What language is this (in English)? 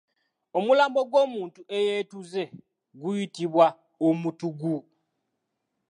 Ganda